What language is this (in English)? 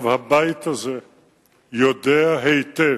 Hebrew